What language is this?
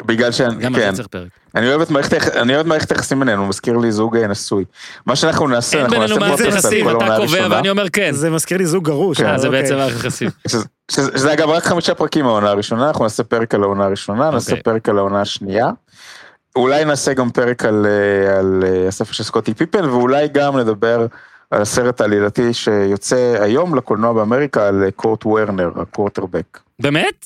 Hebrew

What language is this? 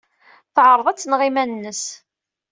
Kabyle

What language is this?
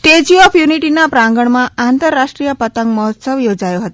Gujarati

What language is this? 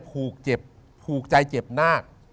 Thai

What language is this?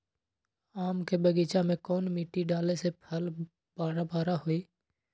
Magahi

